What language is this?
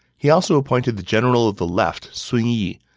English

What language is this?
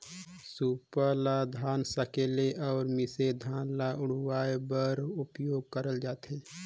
Chhattisgarhi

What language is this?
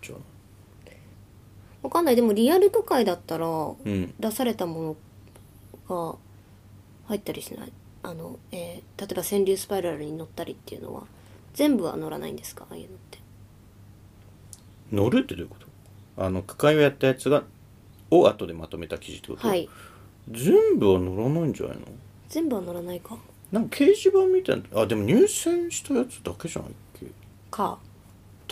Japanese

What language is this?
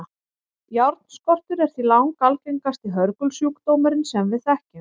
Icelandic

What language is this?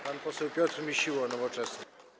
Polish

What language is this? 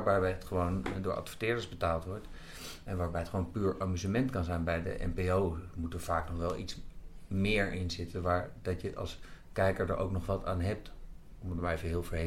Dutch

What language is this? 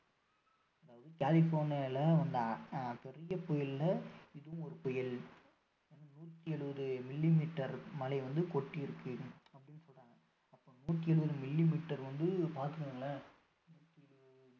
Tamil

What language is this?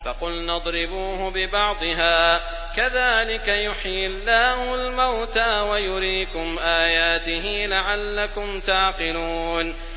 Arabic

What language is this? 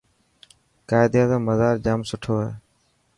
Dhatki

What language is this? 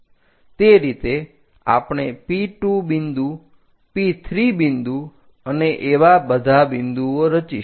Gujarati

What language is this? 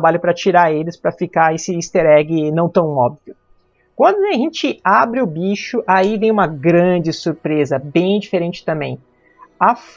Portuguese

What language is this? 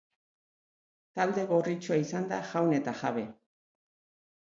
Basque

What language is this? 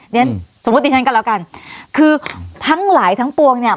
Thai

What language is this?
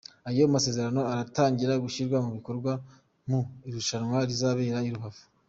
Kinyarwanda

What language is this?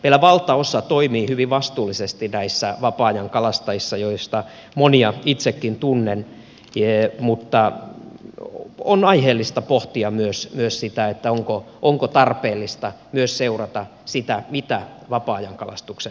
Finnish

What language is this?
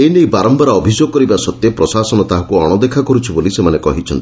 Odia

